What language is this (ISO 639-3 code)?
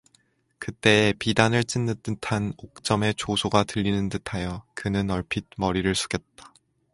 kor